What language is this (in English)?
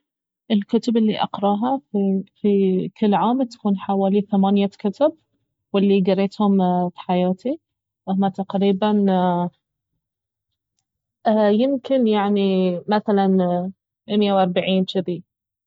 Baharna Arabic